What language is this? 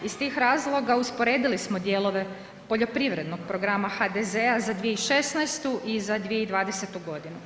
Croatian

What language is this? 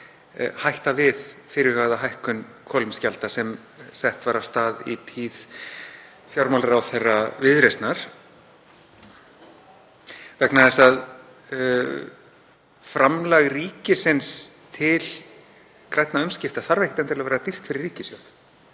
Icelandic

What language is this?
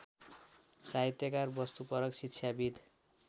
Nepali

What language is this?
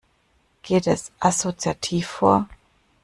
German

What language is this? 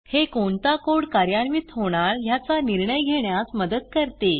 Marathi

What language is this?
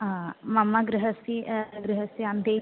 Sanskrit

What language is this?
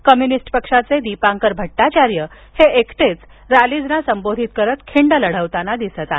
Marathi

